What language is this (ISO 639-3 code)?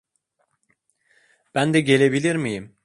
tur